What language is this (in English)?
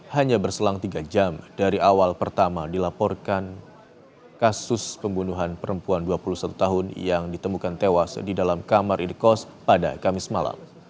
Indonesian